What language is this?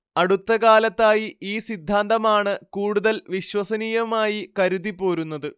Malayalam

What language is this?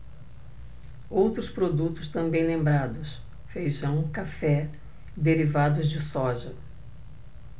Portuguese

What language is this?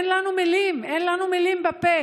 Hebrew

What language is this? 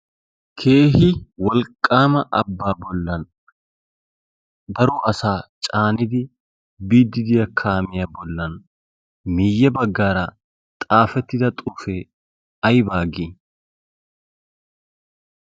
Wolaytta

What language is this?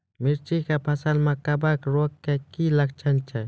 Maithili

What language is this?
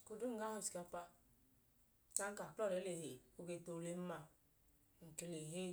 Idoma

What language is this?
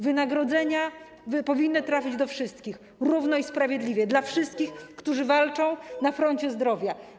Polish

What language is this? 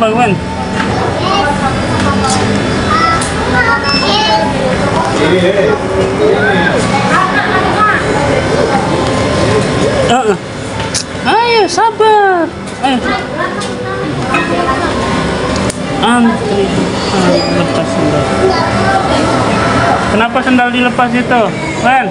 Indonesian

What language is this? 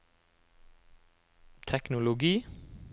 Norwegian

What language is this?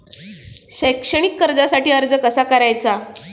Marathi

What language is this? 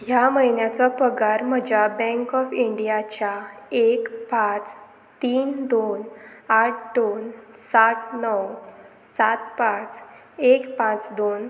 Konkani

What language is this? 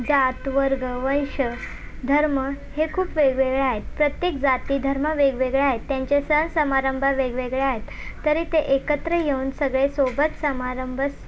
Marathi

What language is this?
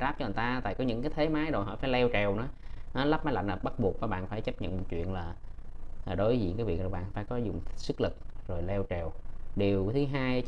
Vietnamese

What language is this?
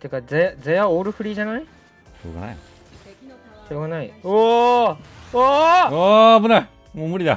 Japanese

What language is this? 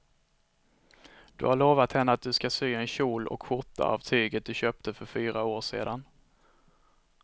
Swedish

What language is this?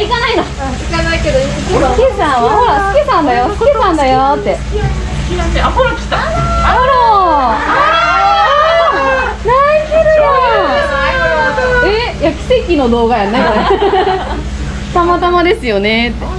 Japanese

